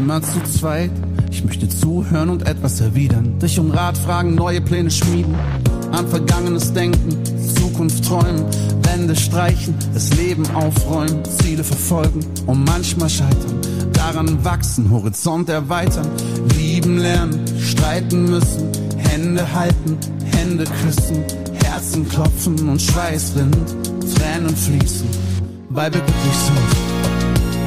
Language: Dutch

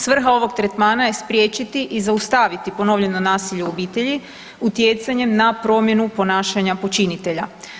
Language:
Croatian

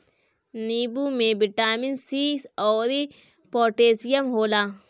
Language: Bhojpuri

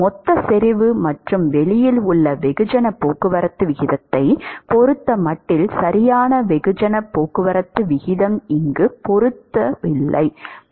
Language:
Tamil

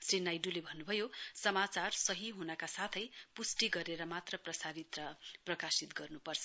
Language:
Nepali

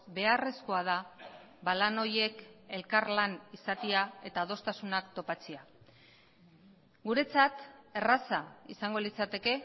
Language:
Basque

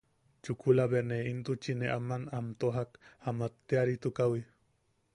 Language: Yaqui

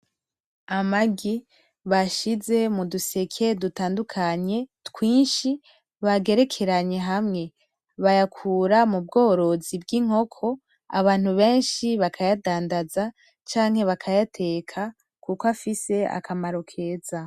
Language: Rundi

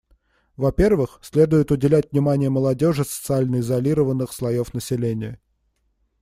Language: Russian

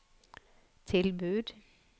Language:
Norwegian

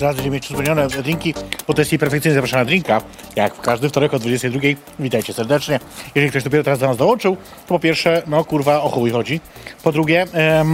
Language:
Polish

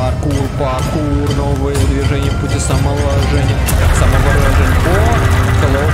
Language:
Russian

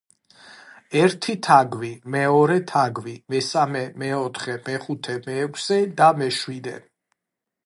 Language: Georgian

